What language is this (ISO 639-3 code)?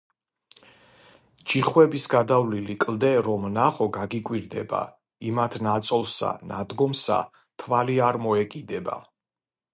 kat